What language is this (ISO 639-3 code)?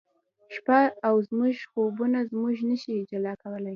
pus